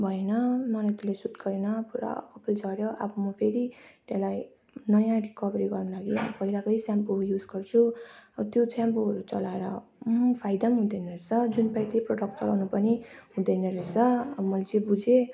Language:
Nepali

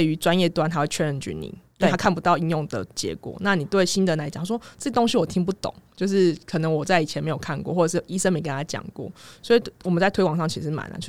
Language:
Chinese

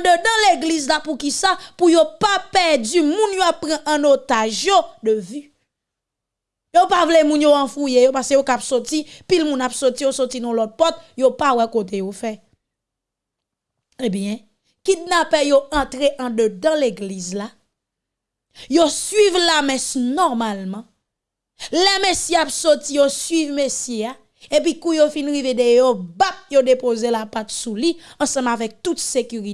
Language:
French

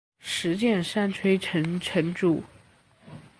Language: Chinese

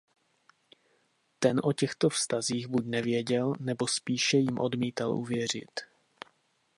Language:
Czech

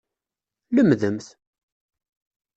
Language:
Kabyle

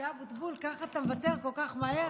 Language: Hebrew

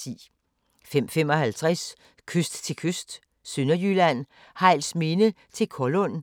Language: Danish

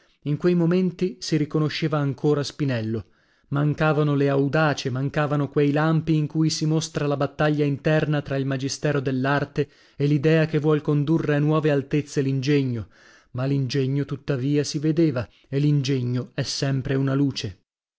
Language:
Italian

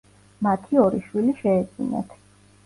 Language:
Georgian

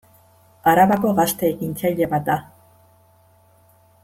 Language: Basque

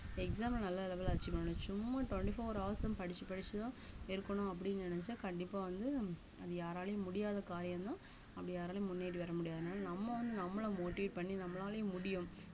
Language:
Tamil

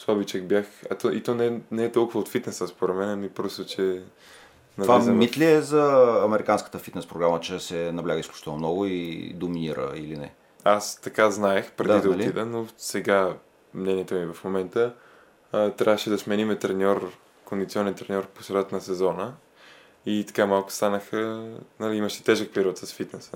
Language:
Bulgarian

